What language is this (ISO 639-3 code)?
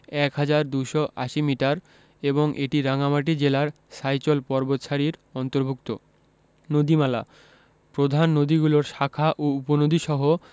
ben